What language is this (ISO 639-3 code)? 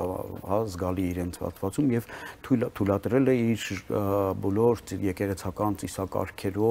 ron